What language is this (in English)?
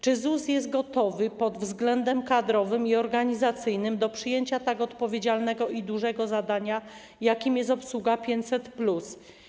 Polish